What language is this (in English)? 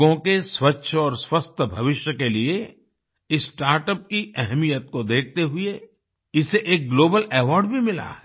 Hindi